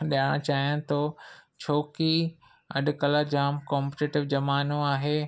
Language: Sindhi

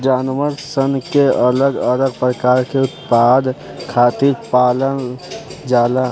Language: Bhojpuri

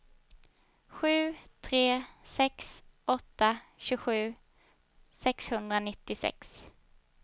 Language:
Swedish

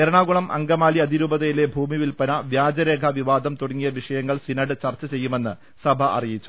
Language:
Malayalam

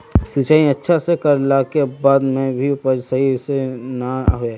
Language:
Magahi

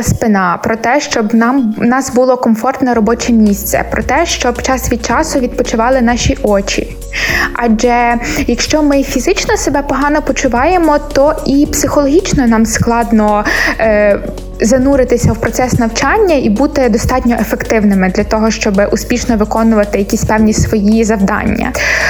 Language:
Ukrainian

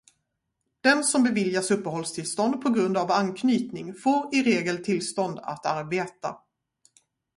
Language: Swedish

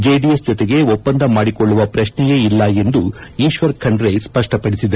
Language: Kannada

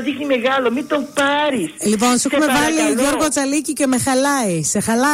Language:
Greek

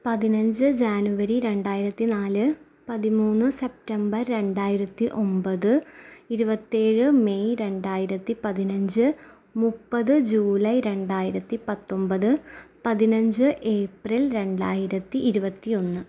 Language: Malayalam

